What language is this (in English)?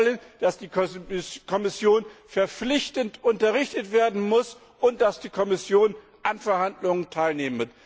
German